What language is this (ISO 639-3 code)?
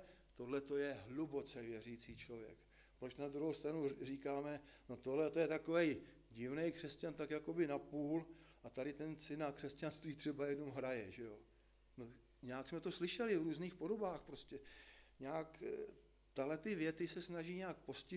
ces